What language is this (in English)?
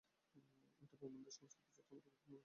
Bangla